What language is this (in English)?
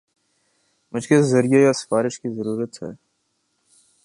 Urdu